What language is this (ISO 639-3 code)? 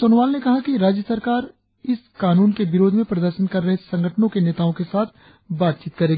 hin